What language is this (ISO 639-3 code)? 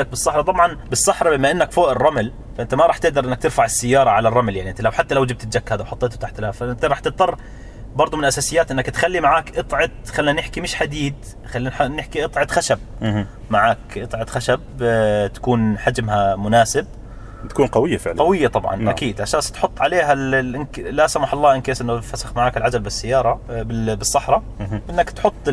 ara